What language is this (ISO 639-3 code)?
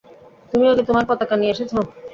ben